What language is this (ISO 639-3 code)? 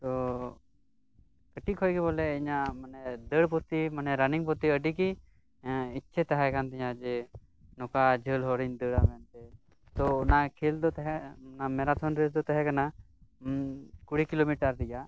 sat